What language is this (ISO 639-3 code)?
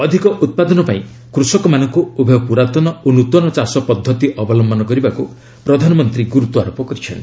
ori